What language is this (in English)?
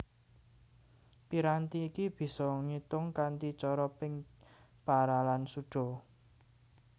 Javanese